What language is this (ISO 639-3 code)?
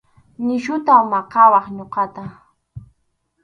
qxu